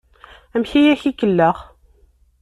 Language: Kabyle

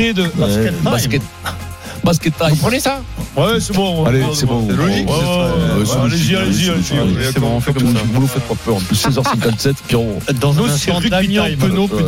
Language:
French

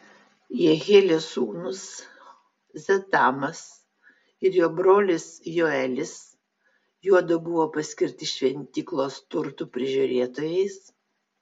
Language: Lithuanian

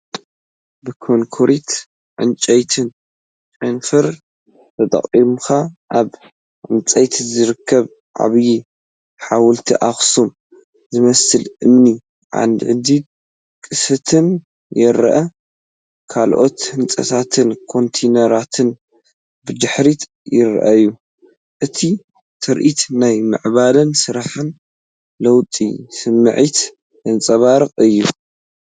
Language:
Tigrinya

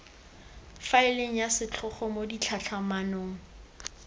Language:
Tswana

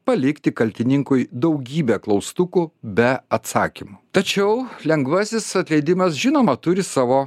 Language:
Lithuanian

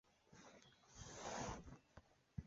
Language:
Chinese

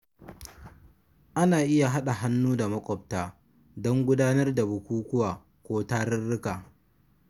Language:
Hausa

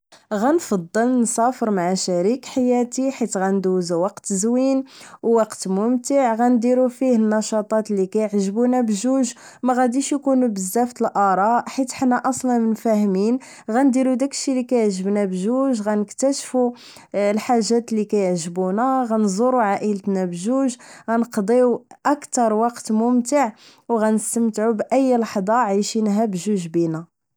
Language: Moroccan Arabic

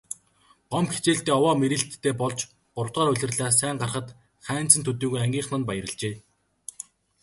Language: Mongolian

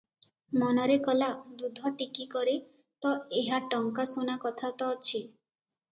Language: Odia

